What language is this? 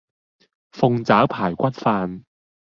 Cantonese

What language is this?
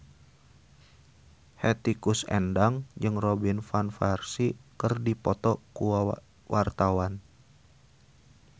Sundanese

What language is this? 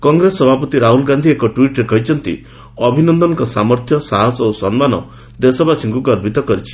Odia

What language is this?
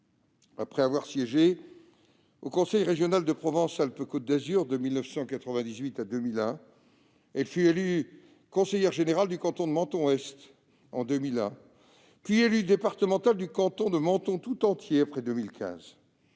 French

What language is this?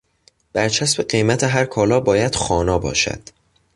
Persian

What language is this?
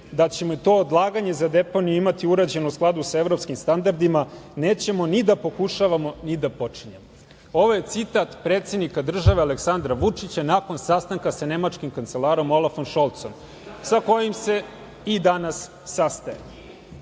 Serbian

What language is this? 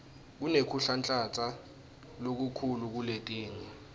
Swati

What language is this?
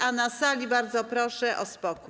Polish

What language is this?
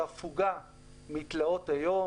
Hebrew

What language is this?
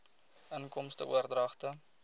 Afrikaans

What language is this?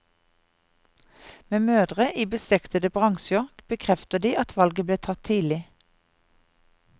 Norwegian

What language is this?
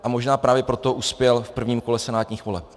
Czech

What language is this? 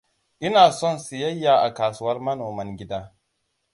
Hausa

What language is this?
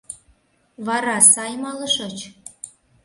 Mari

